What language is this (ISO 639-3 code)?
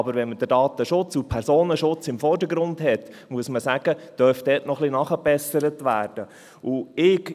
gsw